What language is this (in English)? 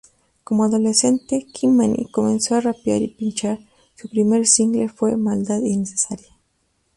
Spanish